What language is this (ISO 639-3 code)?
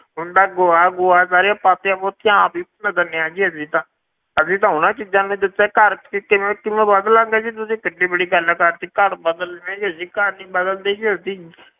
pan